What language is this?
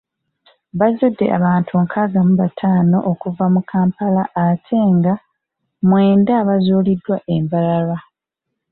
Ganda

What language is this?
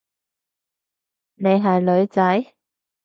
Cantonese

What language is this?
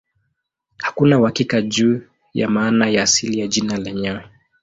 Swahili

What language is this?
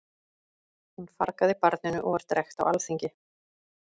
Icelandic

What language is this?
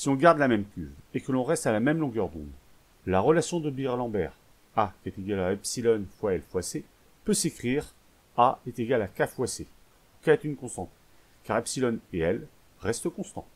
French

